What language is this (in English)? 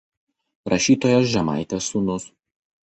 Lithuanian